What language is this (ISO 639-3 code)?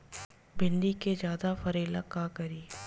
bho